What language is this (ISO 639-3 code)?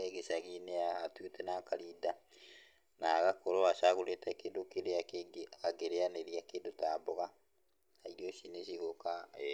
kik